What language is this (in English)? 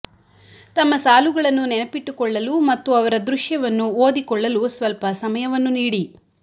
Kannada